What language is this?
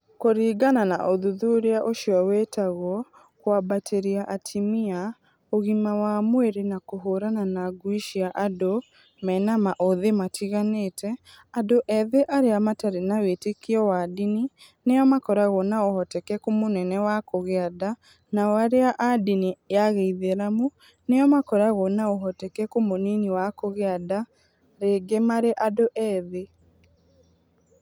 Kikuyu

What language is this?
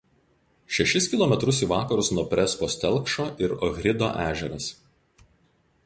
Lithuanian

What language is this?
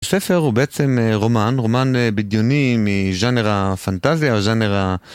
Hebrew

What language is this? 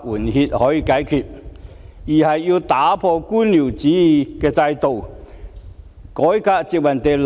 Cantonese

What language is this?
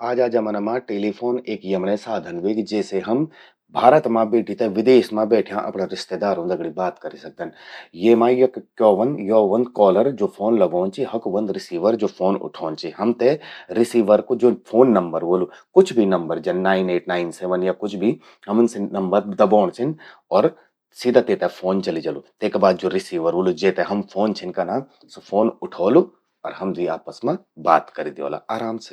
Garhwali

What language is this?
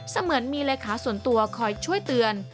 Thai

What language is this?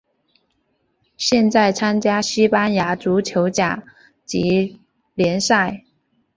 Chinese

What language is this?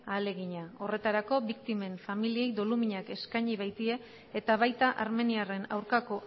Basque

